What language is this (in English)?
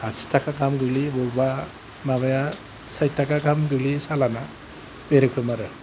Bodo